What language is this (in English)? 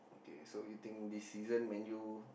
English